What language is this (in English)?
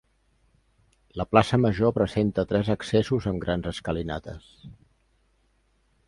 Catalan